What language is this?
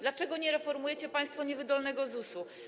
Polish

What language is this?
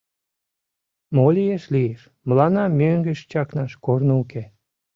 Mari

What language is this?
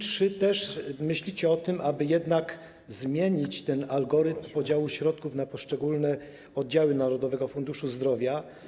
Polish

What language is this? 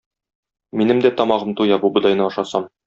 Tatar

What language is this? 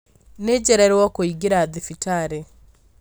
Kikuyu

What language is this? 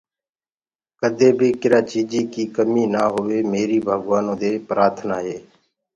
Gurgula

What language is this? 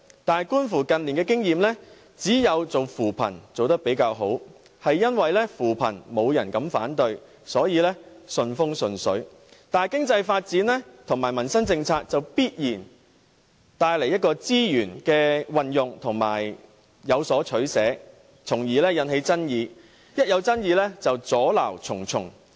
Cantonese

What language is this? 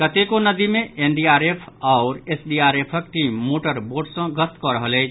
Maithili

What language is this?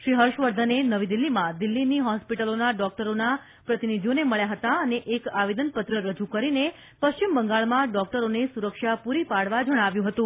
Gujarati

